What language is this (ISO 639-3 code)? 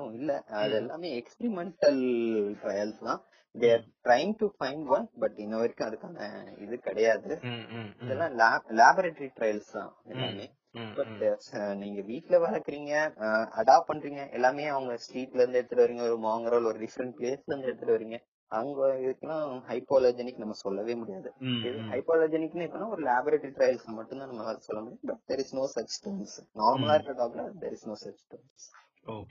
tam